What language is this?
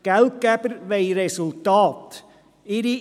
Swiss German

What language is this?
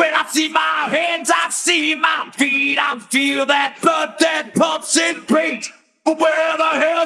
English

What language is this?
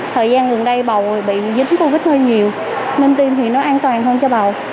Vietnamese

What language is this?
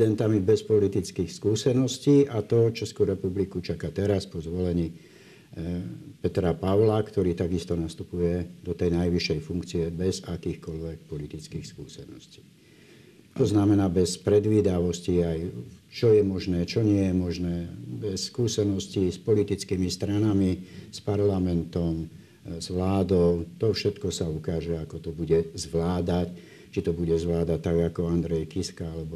Slovak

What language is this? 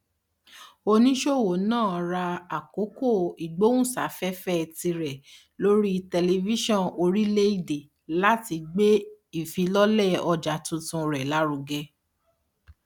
Yoruba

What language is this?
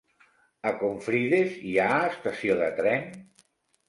Catalan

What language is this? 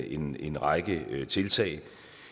Danish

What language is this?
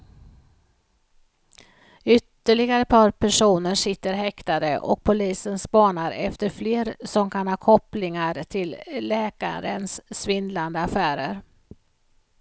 Swedish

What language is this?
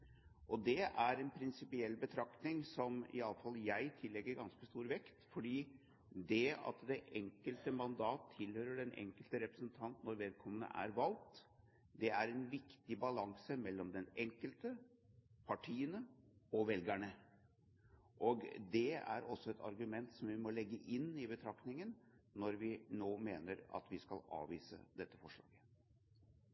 Norwegian Bokmål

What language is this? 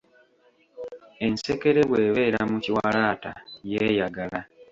Ganda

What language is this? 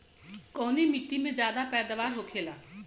Bhojpuri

